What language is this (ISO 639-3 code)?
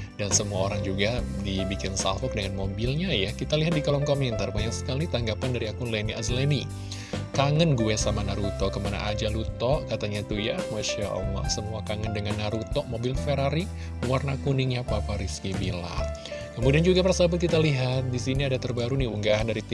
ind